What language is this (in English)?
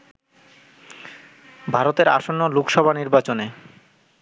Bangla